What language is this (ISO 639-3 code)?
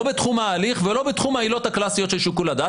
heb